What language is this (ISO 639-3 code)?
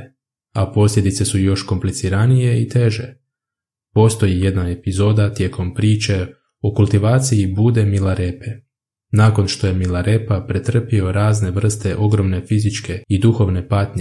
hrv